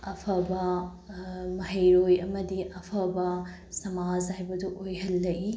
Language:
Manipuri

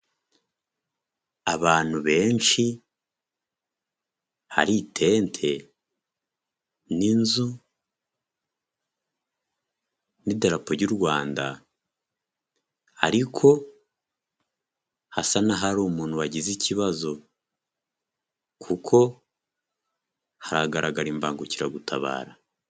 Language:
Kinyarwanda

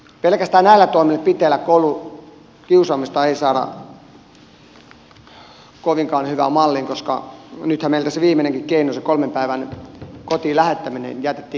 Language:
Finnish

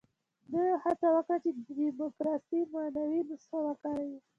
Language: Pashto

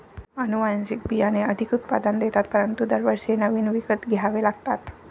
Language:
Marathi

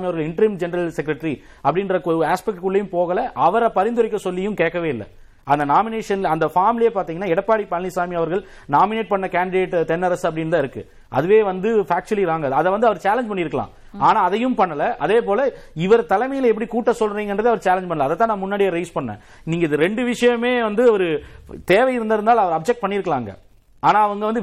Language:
Tamil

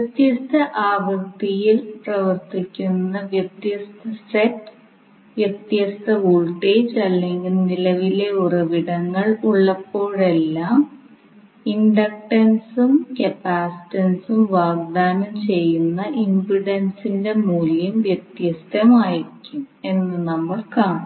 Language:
Malayalam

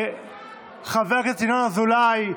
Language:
Hebrew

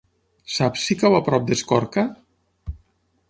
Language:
Catalan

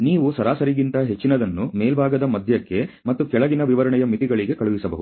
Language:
Kannada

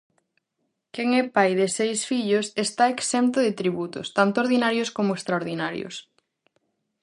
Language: Galician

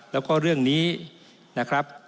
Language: Thai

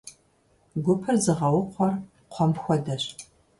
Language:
Kabardian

